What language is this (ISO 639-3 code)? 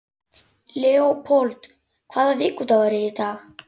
isl